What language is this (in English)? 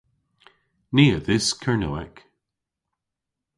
Cornish